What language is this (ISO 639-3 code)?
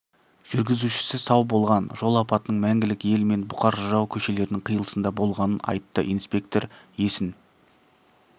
kaz